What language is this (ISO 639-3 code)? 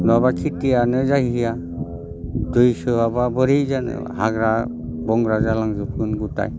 brx